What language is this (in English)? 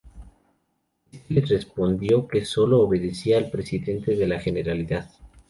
Spanish